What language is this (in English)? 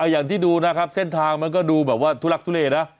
Thai